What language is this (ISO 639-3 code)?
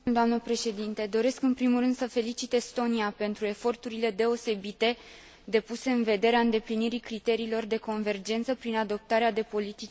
ron